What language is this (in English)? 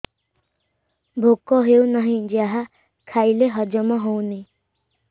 Odia